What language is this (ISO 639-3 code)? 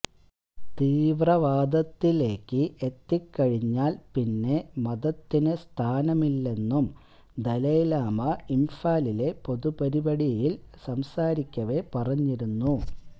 mal